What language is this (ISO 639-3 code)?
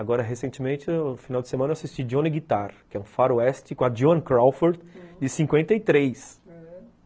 por